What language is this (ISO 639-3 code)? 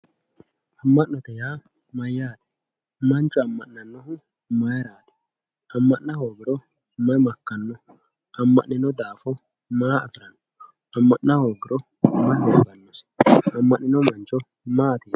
sid